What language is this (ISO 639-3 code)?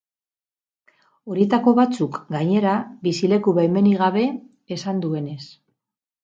eus